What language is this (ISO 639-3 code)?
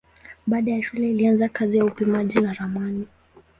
swa